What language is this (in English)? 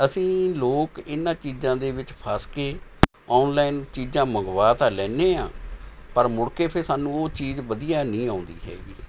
Punjabi